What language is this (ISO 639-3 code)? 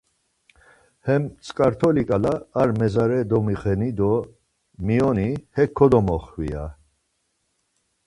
lzz